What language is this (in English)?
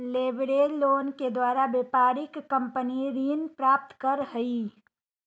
Magahi